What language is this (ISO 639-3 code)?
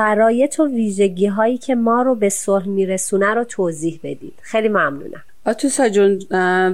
fas